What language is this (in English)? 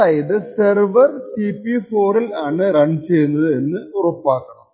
Malayalam